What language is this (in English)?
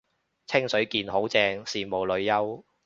Cantonese